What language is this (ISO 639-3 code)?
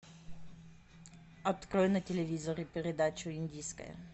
rus